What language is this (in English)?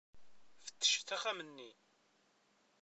Kabyle